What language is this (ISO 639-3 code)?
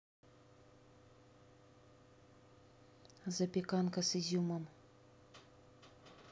rus